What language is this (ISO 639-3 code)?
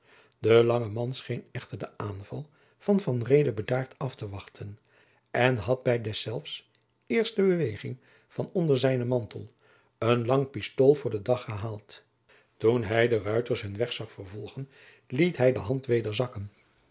nld